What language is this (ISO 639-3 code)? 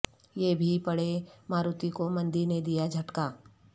urd